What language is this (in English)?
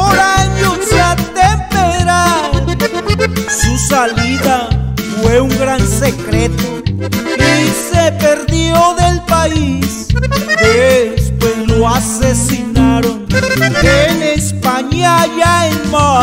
Spanish